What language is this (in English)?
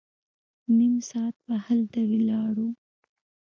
Pashto